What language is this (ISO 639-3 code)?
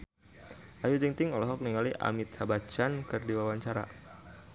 sun